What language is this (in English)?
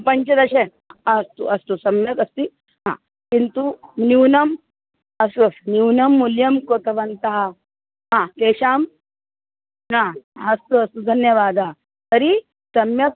Sanskrit